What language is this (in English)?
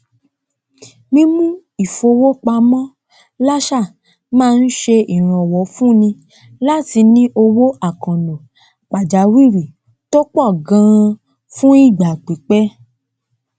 Yoruba